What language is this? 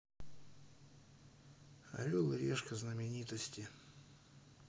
Russian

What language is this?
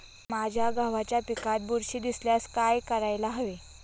Marathi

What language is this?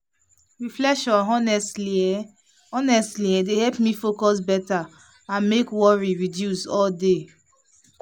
Nigerian Pidgin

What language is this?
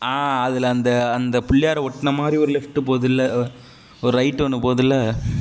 Tamil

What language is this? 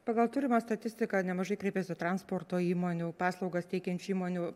Lithuanian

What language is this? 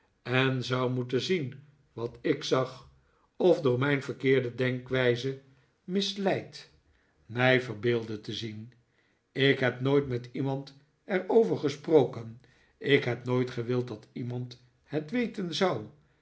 Dutch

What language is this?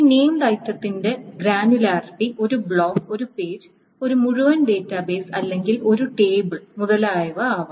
Malayalam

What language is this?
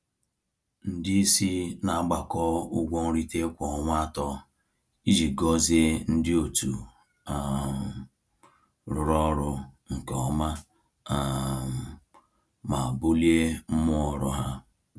Igbo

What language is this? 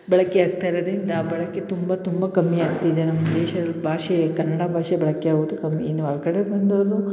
Kannada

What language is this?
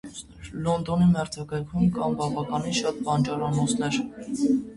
Armenian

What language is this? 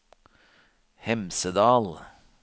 Norwegian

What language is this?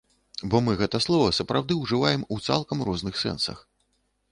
Belarusian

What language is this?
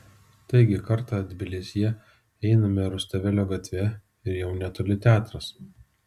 Lithuanian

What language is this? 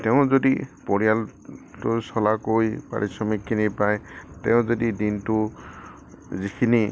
Assamese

